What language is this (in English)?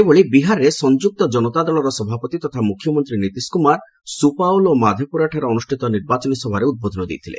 Odia